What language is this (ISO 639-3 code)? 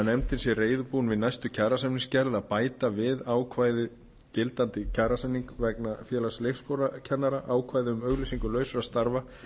isl